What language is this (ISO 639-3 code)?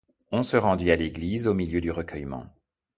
fra